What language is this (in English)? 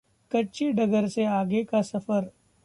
Hindi